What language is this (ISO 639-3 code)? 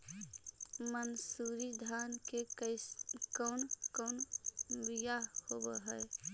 mag